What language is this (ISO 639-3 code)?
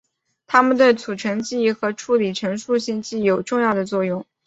zho